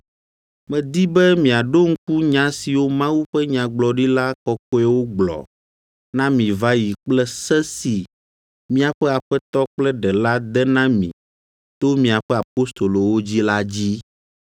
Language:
Ewe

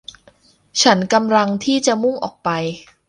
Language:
Thai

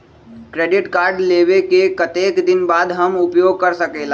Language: Magahi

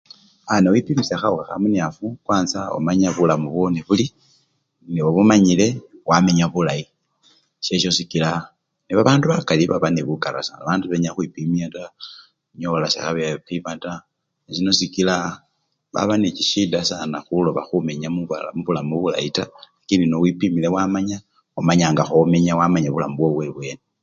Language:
Luyia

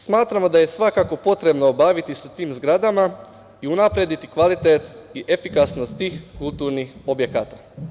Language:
Serbian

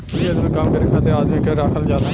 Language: Bhojpuri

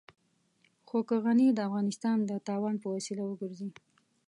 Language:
Pashto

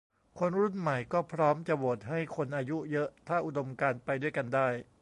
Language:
Thai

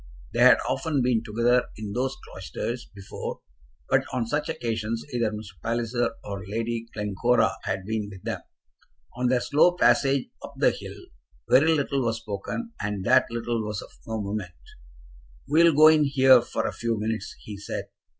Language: English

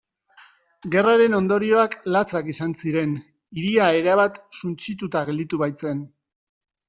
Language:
Basque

